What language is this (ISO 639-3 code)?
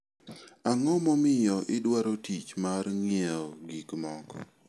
luo